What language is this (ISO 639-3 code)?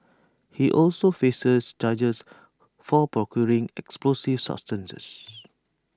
eng